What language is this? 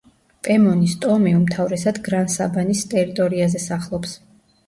Georgian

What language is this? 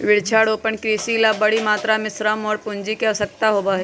Magahi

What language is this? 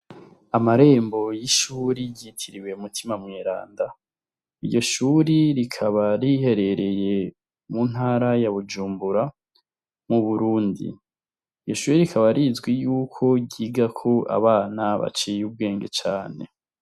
Rundi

